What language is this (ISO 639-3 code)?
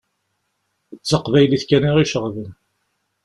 kab